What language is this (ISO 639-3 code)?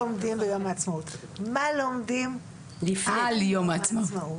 heb